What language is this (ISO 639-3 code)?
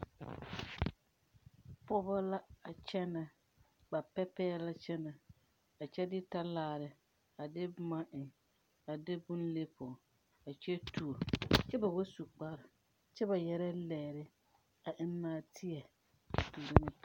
dga